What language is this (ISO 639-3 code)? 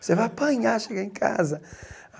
por